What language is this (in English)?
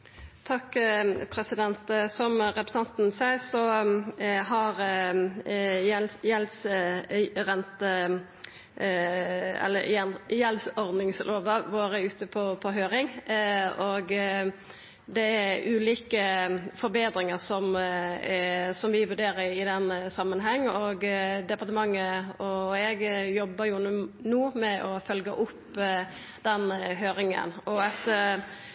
Norwegian Nynorsk